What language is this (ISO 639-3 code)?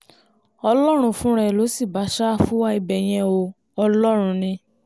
yor